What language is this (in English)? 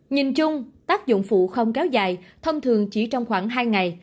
Vietnamese